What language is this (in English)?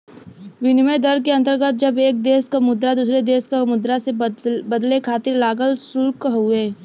Bhojpuri